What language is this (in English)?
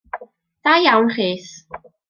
Welsh